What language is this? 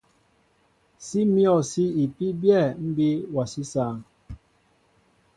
Mbo (Cameroon)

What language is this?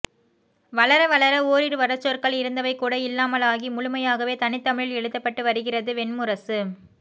Tamil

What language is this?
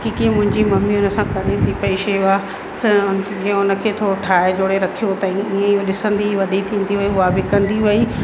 Sindhi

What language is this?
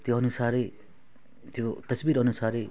Nepali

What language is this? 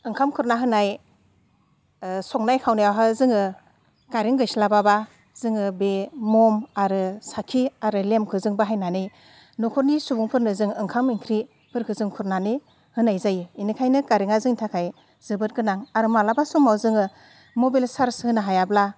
Bodo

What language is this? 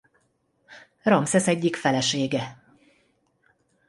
Hungarian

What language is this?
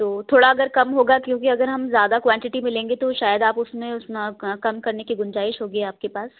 Urdu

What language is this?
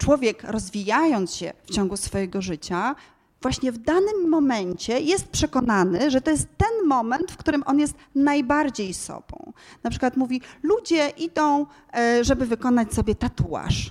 Polish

